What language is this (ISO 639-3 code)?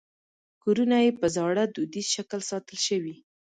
pus